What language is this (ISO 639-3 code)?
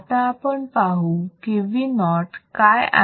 mar